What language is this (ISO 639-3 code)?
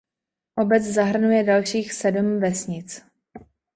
ces